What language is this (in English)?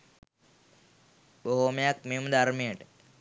Sinhala